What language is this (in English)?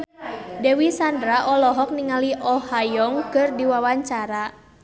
Sundanese